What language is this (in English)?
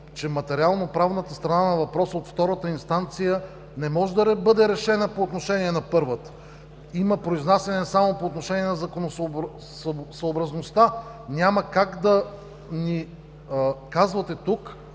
Bulgarian